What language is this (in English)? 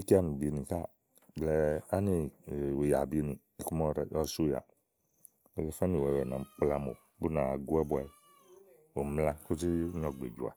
Igo